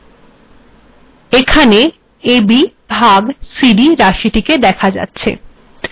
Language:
Bangla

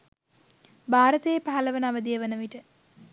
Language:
Sinhala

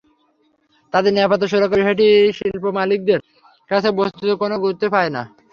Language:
Bangla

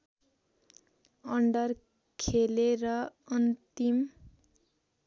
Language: Nepali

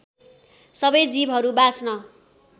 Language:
Nepali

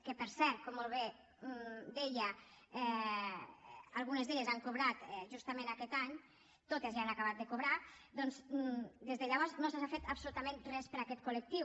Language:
Catalan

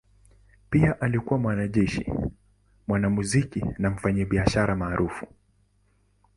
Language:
Swahili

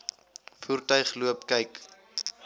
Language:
Afrikaans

